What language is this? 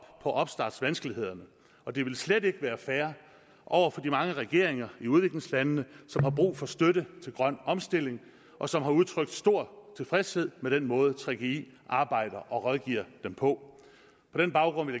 Danish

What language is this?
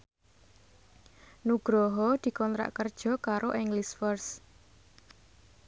Javanese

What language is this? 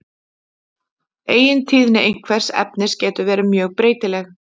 Icelandic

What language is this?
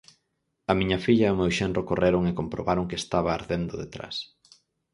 Galician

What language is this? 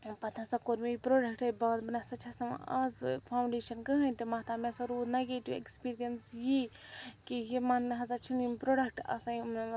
Kashmiri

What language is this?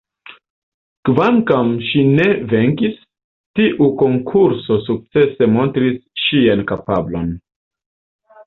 Esperanto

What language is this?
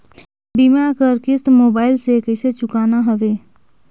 Chhattisgarhi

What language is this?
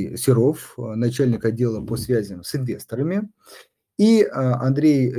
Russian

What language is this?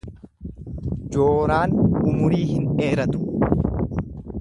Oromo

